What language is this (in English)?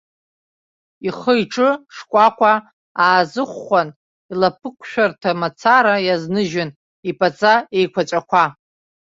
Abkhazian